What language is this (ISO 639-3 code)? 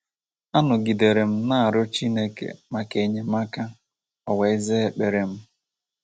ibo